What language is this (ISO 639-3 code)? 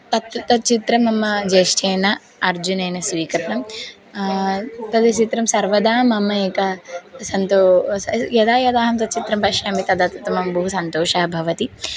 san